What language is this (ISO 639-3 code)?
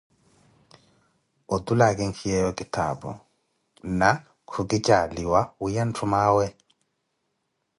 eko